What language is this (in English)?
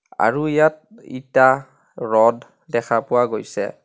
Assamese